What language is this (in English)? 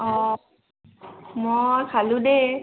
Assamese